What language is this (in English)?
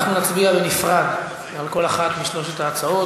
Hebrew